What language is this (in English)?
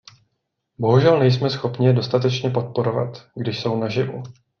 Czech